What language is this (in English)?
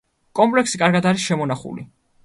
Georgian